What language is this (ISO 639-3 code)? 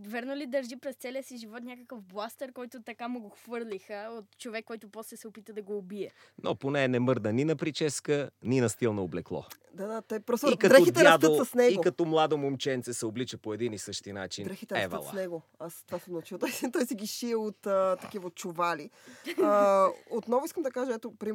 bul